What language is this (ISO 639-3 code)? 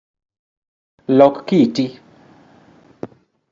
luo